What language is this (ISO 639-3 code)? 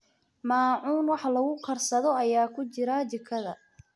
som